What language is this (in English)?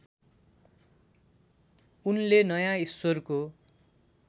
Nepali